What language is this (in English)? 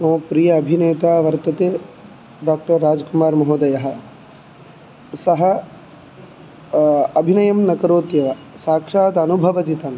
Sanskrit